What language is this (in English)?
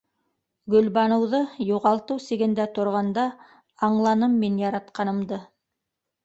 Bashkir